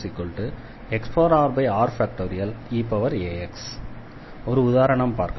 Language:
Tamil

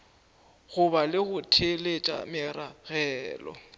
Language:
Northern Sotho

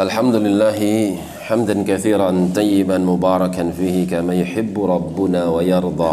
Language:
Indonesian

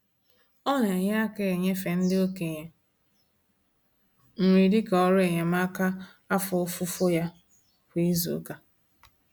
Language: Igbo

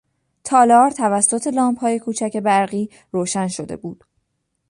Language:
Persian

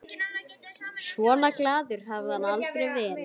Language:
Icelandic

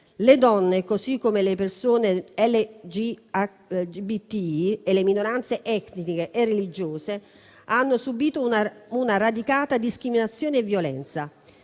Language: Italian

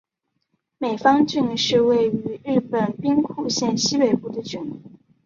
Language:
Chinese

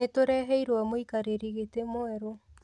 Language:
Kikuyu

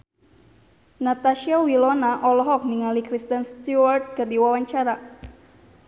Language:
Sundanese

